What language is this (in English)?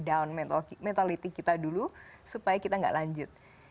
Indonesian